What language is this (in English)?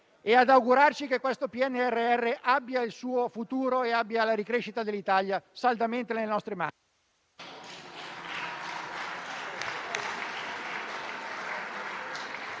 Italian